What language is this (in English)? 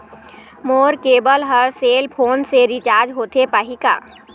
Chhattisgarhi